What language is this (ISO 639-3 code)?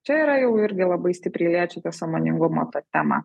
lit